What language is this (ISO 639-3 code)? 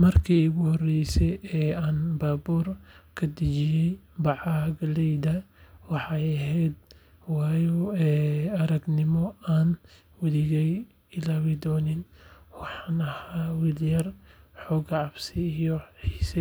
som